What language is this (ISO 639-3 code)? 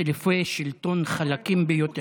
heb